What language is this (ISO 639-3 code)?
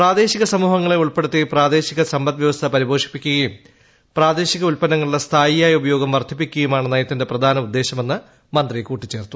mal